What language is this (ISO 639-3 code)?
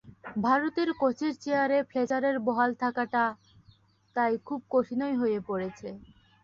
ben